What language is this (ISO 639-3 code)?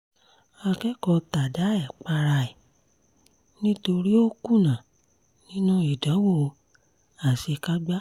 yor